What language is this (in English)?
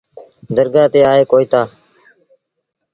Sindhi Bhil